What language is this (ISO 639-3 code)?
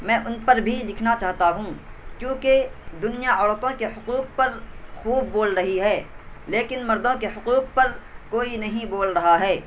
urd